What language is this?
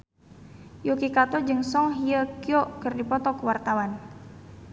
Sundanese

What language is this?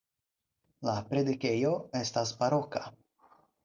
Esperanto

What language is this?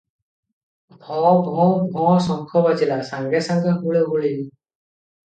Odia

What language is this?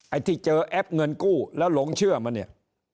Thai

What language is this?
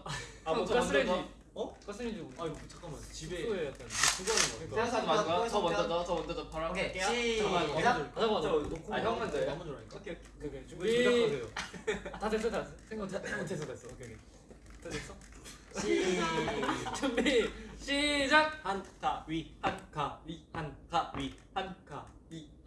Korean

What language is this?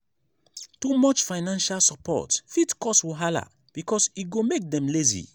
Nigerian Pidgin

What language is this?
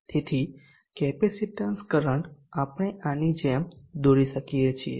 Gujarati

